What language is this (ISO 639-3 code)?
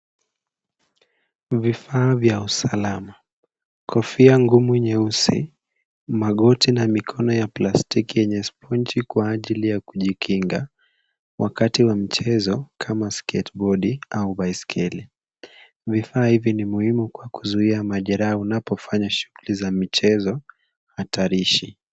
swa